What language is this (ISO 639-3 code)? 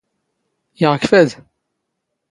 zgh